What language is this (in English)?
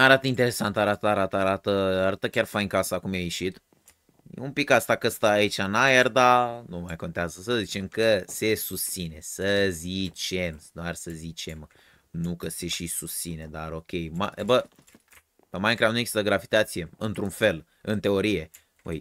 Romanian